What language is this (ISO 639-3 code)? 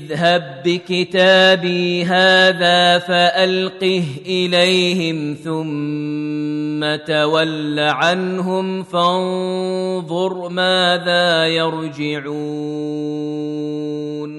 ara